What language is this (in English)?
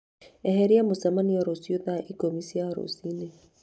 Kikuyu